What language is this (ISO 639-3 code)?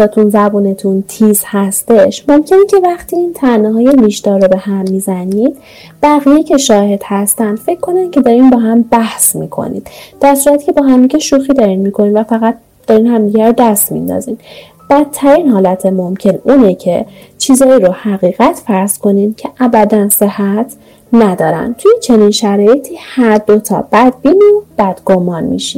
fas